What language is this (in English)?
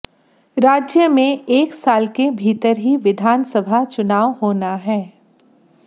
Hindi